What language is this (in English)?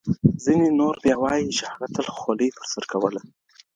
Pashto